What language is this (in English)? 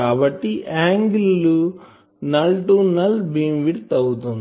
Telugu